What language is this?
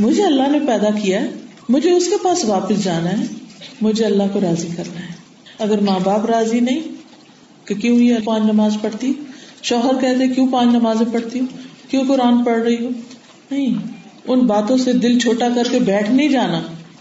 Urdu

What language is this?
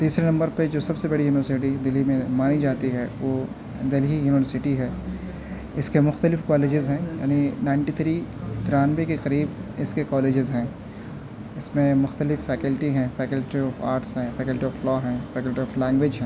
Urdu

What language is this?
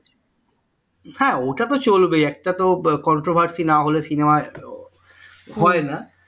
Bangla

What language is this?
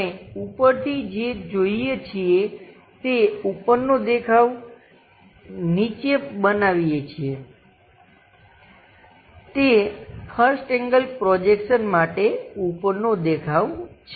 Gujarati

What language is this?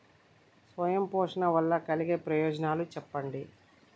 Telugu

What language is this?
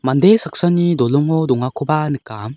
Garo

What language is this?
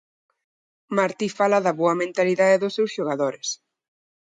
Galician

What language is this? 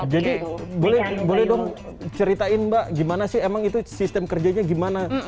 Indonesian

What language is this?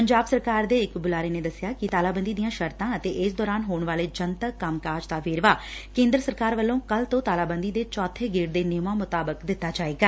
Punjabi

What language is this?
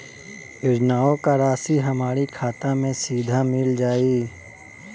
Bhojpuri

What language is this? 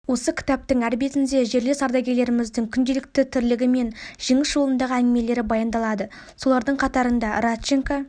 Kazakh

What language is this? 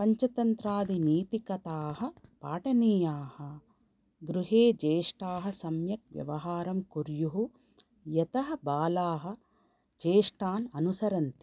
Sanskrit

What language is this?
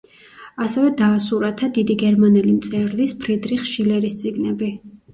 Georgian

